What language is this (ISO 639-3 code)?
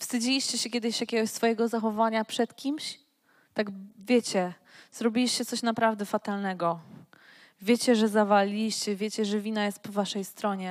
pol